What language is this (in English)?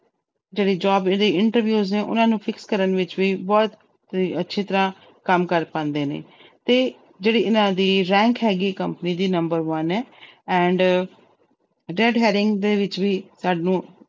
Punjabi